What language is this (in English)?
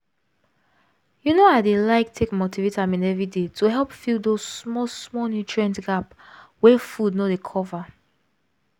Nigerian Pidgin